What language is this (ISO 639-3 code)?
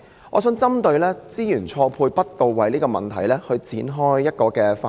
yue